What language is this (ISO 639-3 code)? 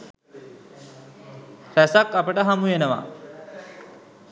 sin